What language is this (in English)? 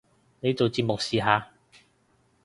Cantonese